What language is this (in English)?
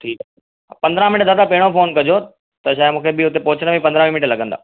Sindhi